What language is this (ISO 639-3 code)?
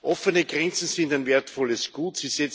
deu